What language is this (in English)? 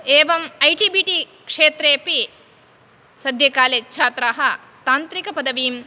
Sanskrit